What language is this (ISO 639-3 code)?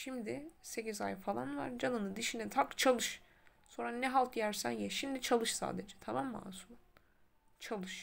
tur